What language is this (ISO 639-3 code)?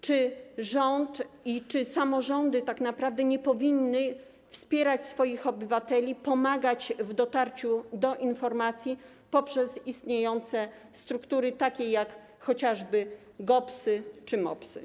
pol